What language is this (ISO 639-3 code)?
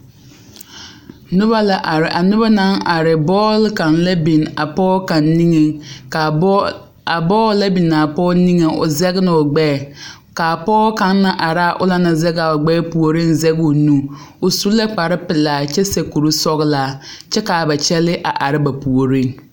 dga